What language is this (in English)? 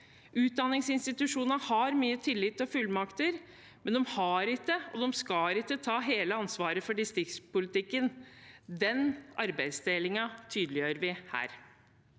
Norwegian